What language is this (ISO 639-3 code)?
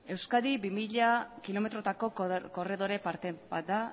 eus